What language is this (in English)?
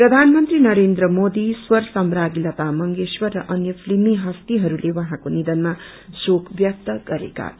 Nepali